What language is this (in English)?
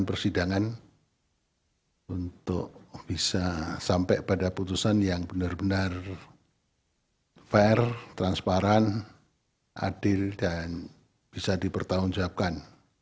Indonesian